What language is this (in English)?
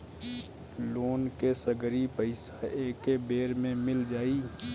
Bhojpuri